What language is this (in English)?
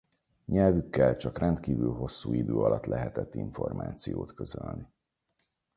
Hungarian